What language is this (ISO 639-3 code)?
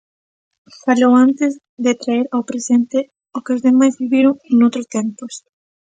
glg